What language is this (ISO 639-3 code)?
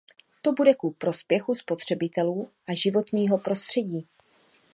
ces